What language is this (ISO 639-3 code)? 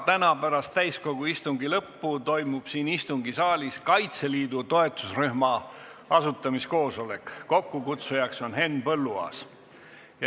est